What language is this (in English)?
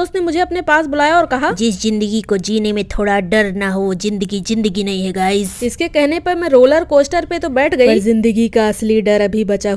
Hindi